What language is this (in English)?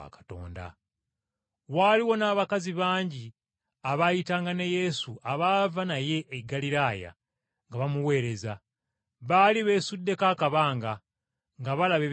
Ganda